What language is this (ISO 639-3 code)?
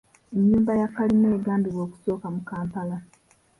lug